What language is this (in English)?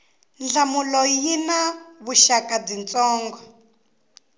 Tsonga